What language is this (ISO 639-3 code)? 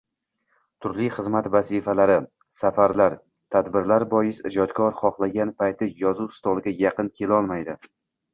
uzb